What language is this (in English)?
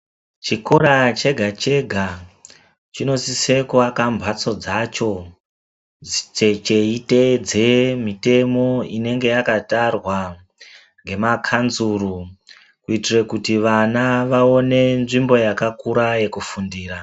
Ndau